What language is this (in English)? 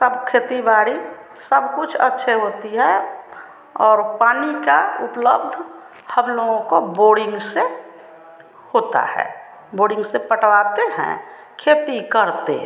Hindi